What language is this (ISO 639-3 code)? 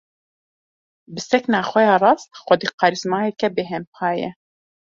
kur